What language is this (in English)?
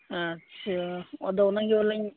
Santali